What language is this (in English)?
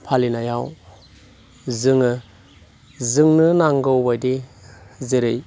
Bodo